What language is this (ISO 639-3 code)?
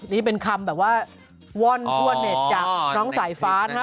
tha